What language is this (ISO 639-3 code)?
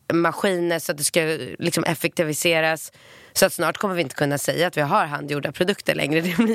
swe